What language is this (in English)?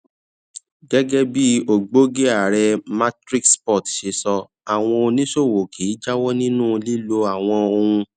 Yoruba